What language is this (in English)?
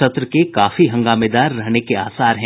Hindi